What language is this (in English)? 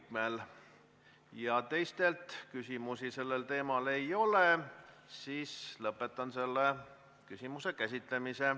Estonian